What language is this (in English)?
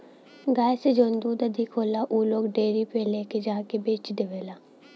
Bhojpuri